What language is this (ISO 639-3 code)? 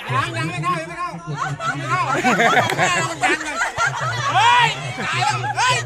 tha